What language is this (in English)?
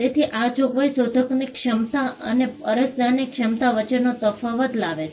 Gujarati